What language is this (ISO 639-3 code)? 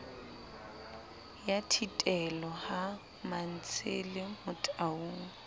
sot